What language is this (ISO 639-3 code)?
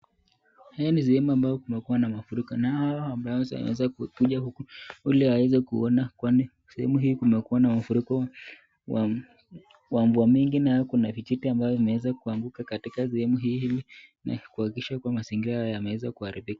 swa